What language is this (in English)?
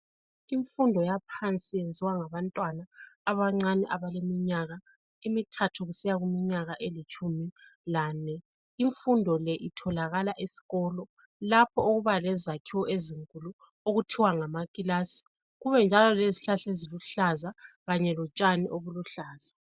North Ndebele